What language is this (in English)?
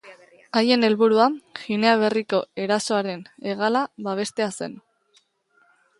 Basque